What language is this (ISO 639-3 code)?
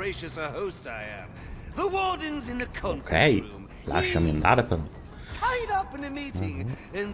ita